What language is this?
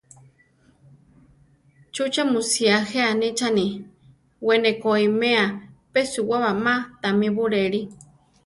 Central Tarahumara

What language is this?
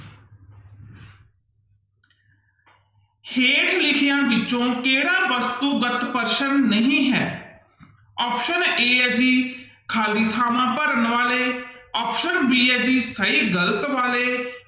Punjabi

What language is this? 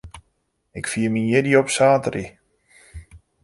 Western Frisian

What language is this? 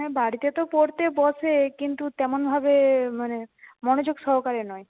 Bangla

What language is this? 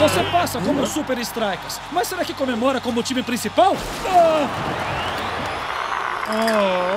Portuguese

